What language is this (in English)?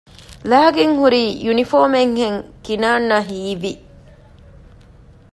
Divehi